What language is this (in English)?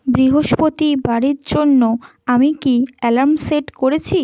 Bangla